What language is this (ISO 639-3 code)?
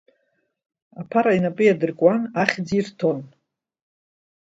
abk